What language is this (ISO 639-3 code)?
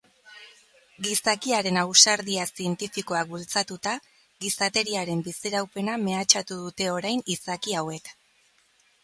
eus